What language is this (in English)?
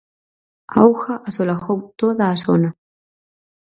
Galician